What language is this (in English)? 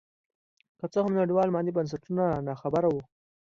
Pashto